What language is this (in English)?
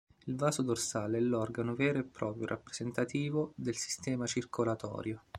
Italian